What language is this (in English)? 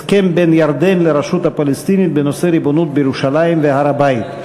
Hebrew